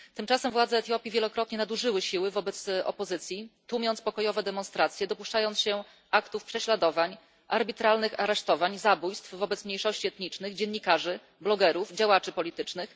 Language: Polish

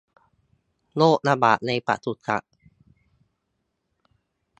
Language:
Thai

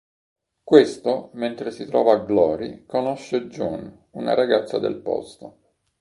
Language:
Italian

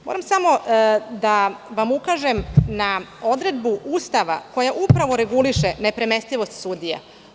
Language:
Serbian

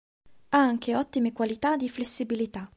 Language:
Italian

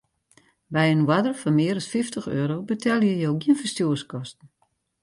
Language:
Western Frisian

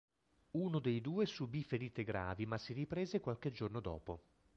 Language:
Italian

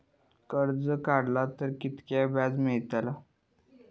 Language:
Marathi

